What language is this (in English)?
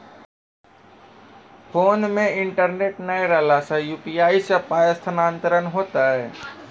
Maithili